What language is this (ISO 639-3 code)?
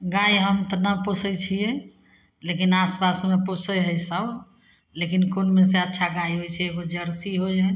mai